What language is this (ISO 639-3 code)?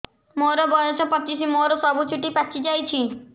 ori